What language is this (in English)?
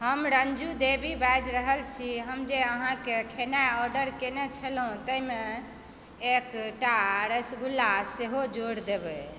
Maithili